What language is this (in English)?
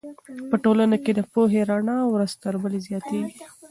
Pashto